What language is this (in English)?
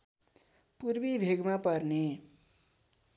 Nepali